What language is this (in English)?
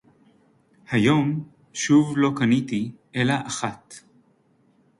Hebrew